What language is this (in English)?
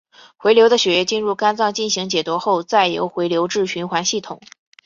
Chinese